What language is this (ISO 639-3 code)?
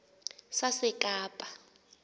xho